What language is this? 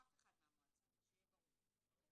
Hebrew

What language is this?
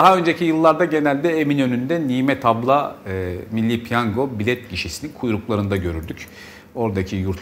Turkish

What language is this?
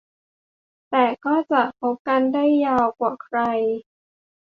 Thai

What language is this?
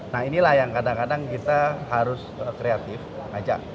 Indonesian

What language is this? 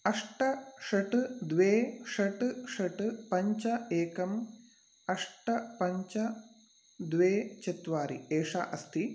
Sanskrit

